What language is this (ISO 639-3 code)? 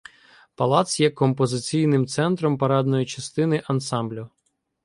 ukr